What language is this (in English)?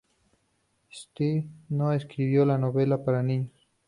Spanish